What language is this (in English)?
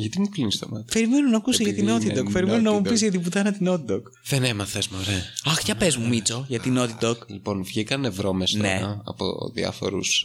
Greek